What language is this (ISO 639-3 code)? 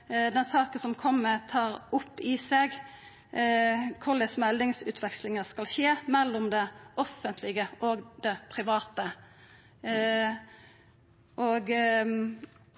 nno